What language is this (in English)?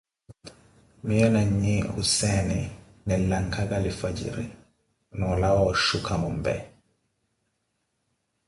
Koti